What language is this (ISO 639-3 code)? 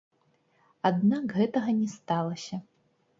bel